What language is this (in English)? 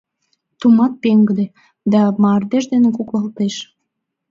Mari